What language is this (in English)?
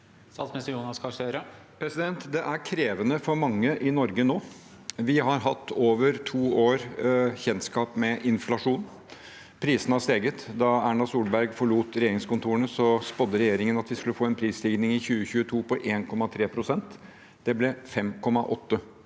Norwegian